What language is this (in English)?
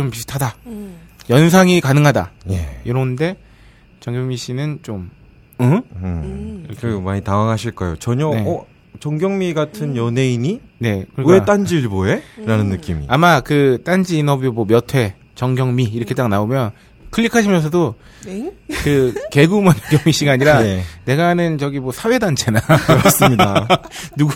Korean